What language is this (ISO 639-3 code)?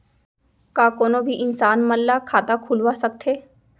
hne